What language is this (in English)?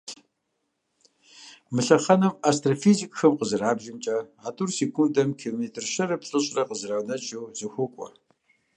Kabardian